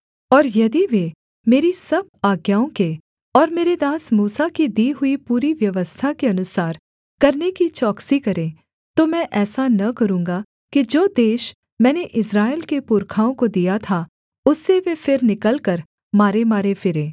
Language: Hindi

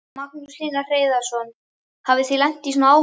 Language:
Icelandic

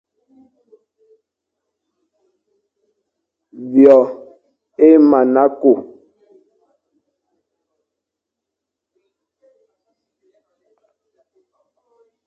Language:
Fang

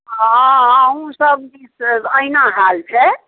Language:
Maithili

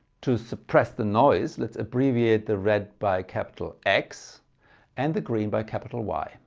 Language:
English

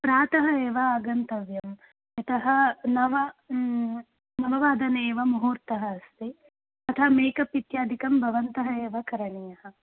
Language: Sanskrit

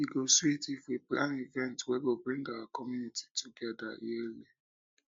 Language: Nigerian Pidgin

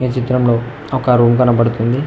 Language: Telugu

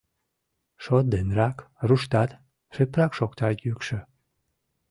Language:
Mari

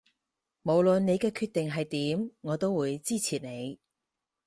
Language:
Cantonese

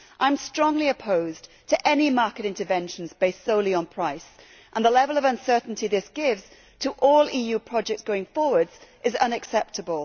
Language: English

